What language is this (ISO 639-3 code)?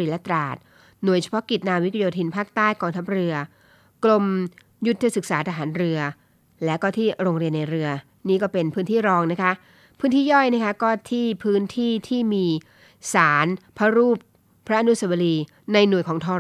tha